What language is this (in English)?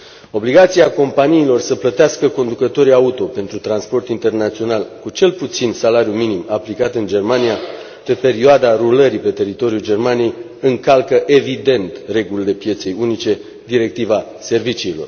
Romanian